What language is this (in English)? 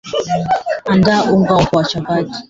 Swahili